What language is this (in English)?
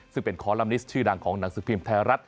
Thai